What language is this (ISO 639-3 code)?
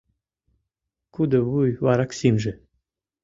chm